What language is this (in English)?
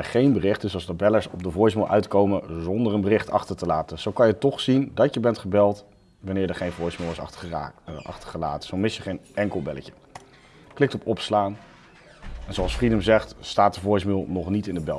Dutch